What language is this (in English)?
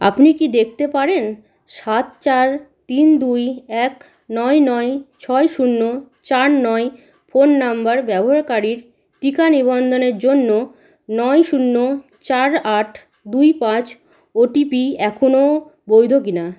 Bangla